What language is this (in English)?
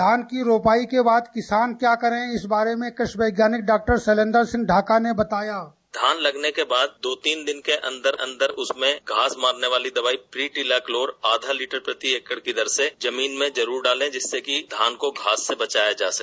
Hindi